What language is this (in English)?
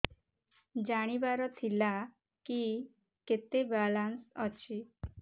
Odia